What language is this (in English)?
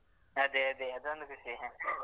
Kannada